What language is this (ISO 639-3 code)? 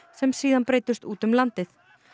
isl